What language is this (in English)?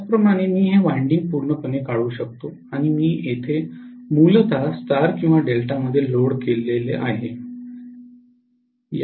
Marathi